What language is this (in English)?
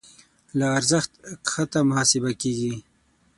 Pashto